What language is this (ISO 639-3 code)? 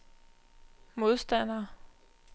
dan